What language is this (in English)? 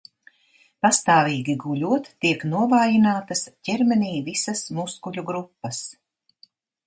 Latvian